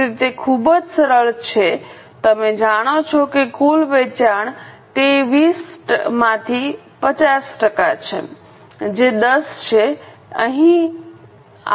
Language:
Gujarati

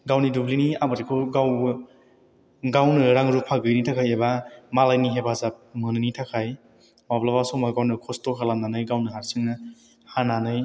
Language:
Bodo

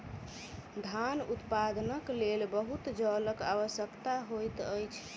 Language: Maithili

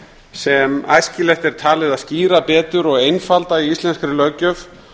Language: Icelandic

